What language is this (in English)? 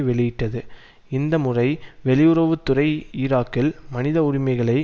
Tamil